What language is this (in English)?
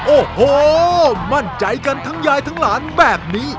Thai